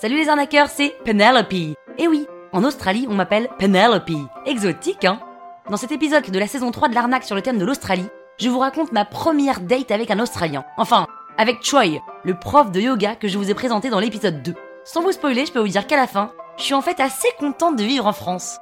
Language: French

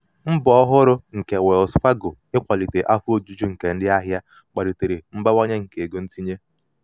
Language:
Igbo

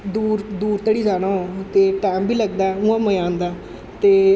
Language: Dogri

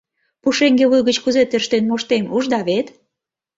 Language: Mari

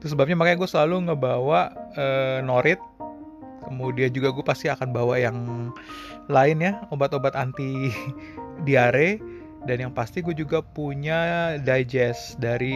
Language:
Indonesian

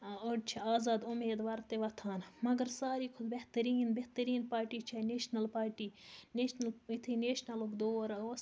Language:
Kashmiri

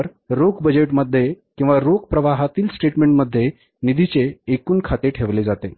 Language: Marathi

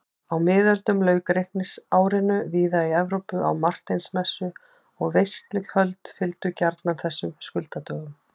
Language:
Icelandic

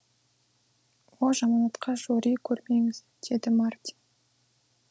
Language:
Kazakh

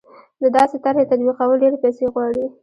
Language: Pashto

